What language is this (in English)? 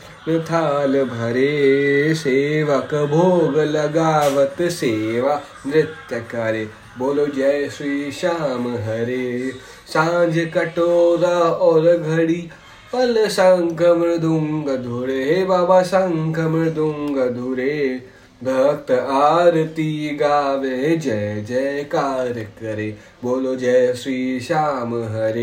Hindi